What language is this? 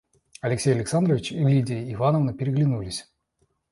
Russian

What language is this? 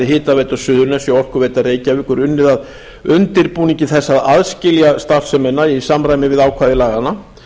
Icelandic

